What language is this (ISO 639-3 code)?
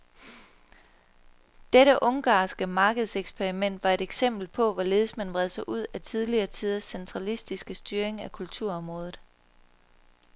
dan